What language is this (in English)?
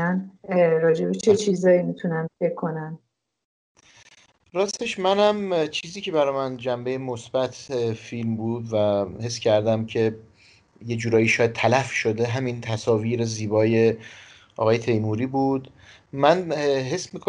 Persian